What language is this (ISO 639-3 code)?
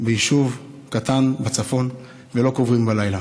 heb